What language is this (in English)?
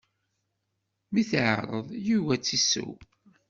Kabyle